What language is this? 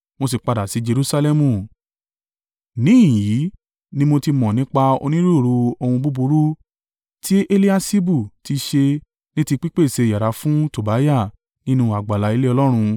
Yoruba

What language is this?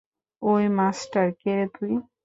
Bangla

